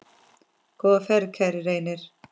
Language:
Icelandic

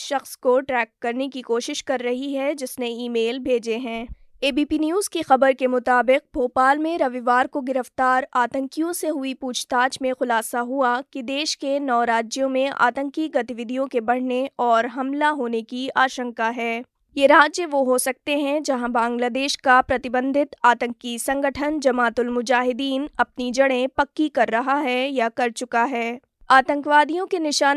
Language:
Hindi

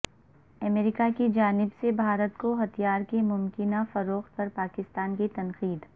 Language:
Urdu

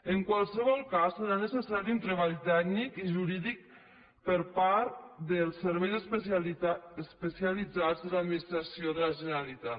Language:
Catalan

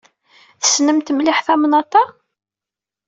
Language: Kabyle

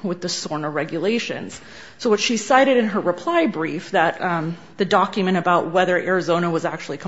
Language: English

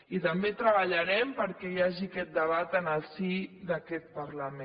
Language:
Catalan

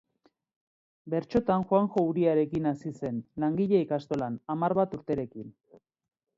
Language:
Basque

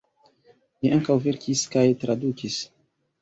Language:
Esperanto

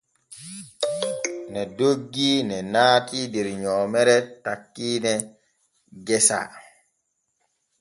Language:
Borgu Fulfulde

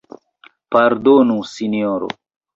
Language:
Esperanto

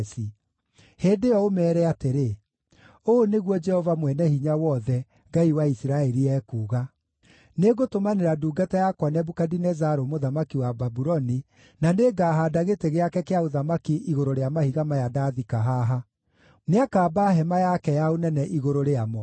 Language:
Kikuyu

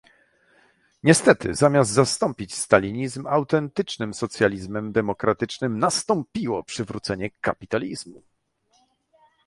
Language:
Polish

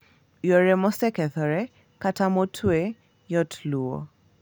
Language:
Luo (Kenya and Tanzania)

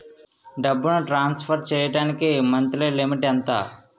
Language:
Telugu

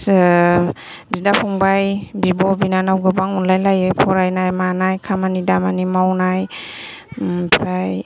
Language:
Bodo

